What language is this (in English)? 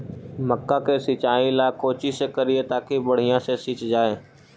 Magahi